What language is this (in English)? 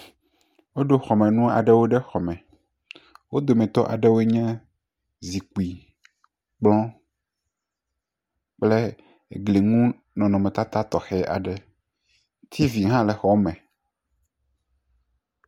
Ewe